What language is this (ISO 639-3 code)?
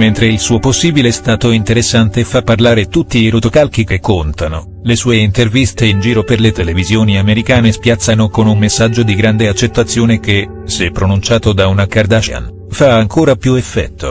ita